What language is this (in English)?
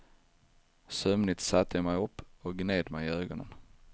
Swedish